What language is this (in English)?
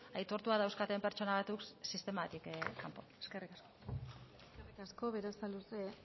Basque